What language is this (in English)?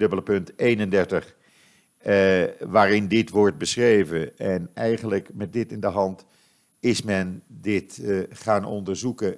Dutch